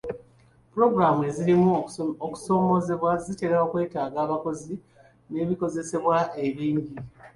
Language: Ganda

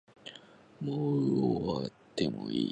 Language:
Japanese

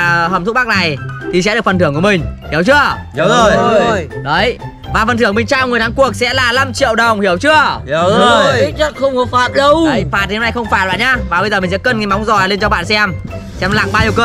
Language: Vietnamese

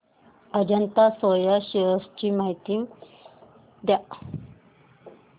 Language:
Marathi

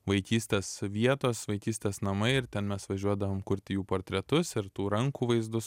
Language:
Lithuanian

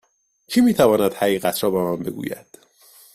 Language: Persian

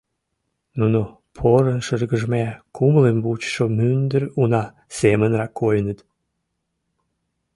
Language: Mari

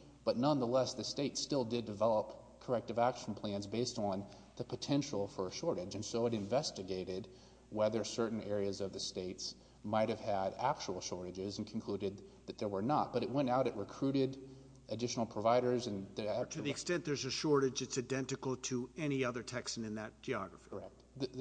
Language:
English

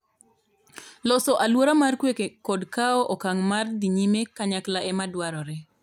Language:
Luo (Kenya and Tanzania)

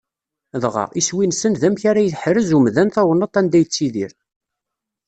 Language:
Kabyle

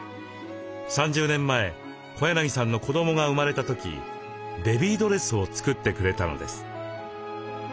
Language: Japanese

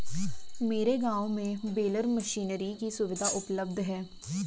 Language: Hindi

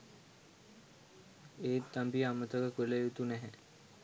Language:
Sinhala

